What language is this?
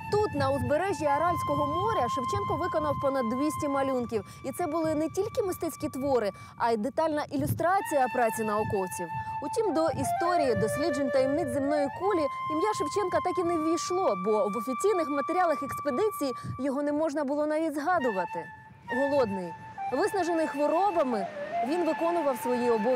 Ukrainian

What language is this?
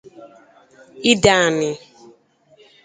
Igbo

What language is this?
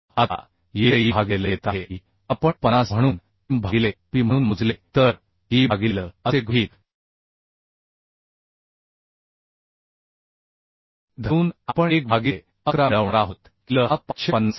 Marathi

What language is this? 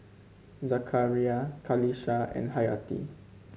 English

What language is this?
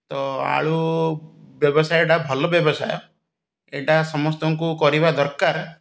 Odia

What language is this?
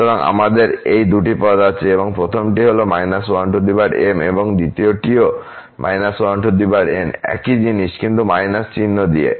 Bangla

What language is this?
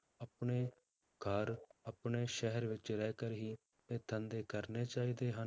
Punjabi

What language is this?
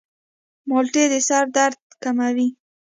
Pashto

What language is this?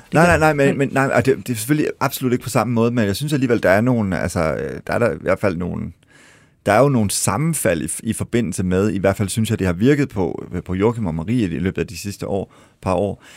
Danish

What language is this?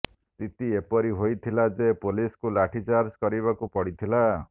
Odia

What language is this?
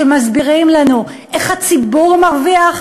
Hebrew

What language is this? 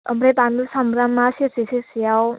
Bodo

